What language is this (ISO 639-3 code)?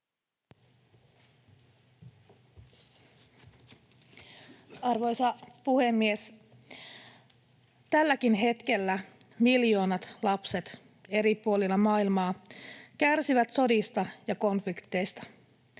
fin